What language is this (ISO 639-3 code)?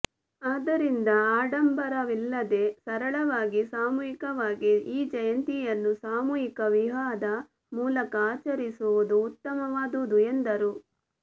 kan